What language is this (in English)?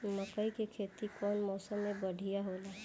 Bhojpuri